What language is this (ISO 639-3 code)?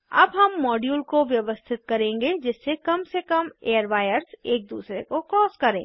hin